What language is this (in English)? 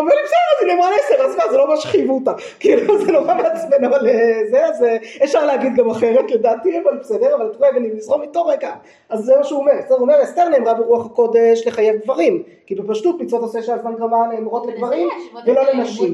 Hebrew